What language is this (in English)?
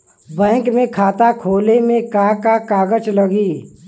Bhojpuri